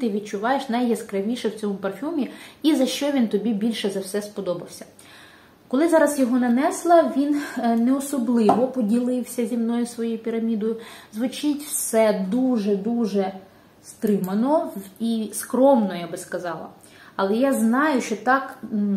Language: Ukrainian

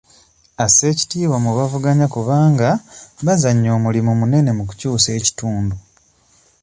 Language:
Ganda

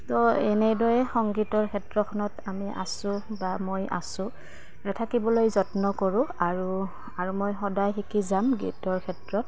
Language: Assamese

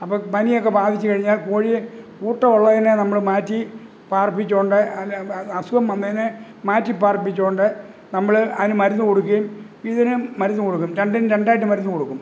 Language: Malayalam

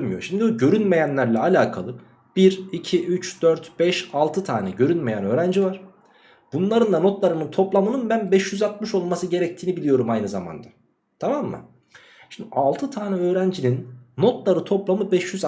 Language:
Turkish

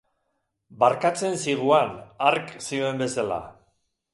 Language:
Basque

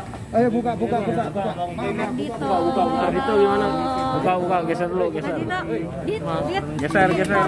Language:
Indonesian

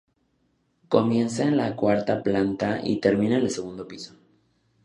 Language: Spanish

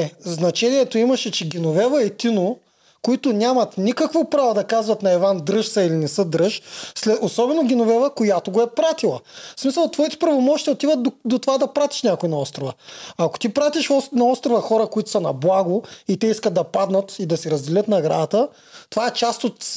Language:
Bulgarian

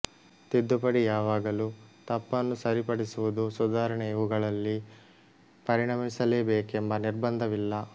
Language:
Kannada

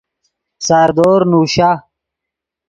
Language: Yidgha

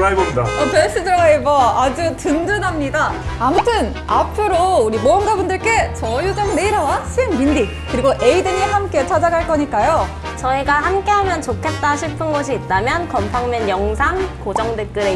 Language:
Korean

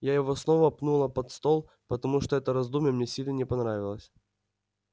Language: Russian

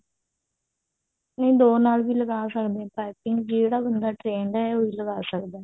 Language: Punjabi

